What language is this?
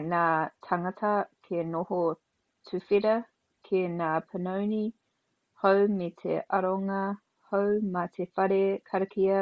Māori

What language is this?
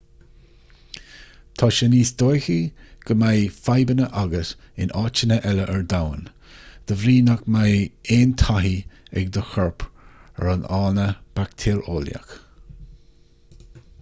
Irish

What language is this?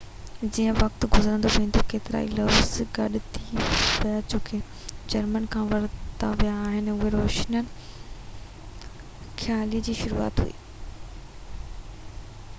Sindhi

